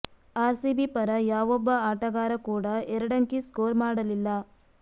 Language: Kannada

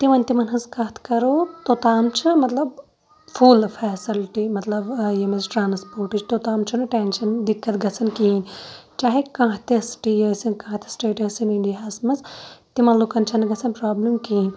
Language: Kashmiri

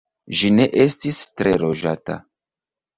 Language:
Esperanto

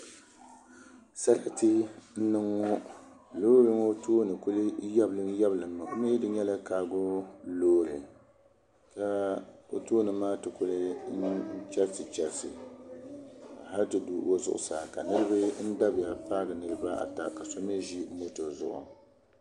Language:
Dagbani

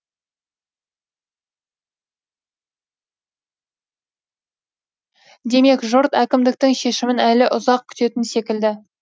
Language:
Kazakh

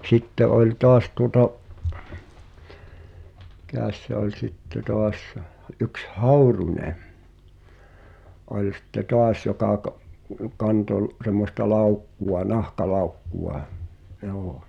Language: Finnish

